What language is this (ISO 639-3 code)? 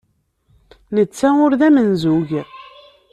kab